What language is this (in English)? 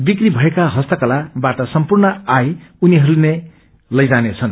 Nepali